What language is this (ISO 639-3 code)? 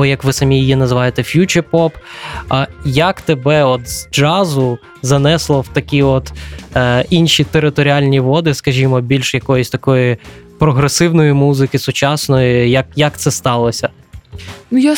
ukr